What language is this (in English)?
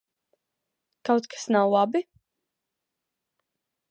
Latvian